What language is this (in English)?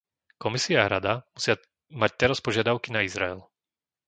Slovak